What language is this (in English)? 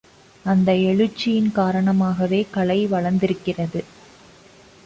Tamil